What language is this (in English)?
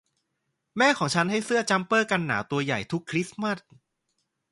Thai